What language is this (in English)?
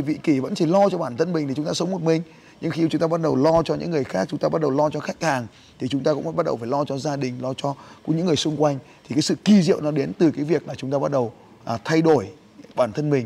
Vietnamese